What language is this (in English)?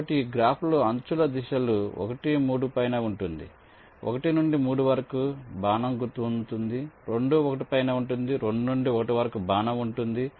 Telugu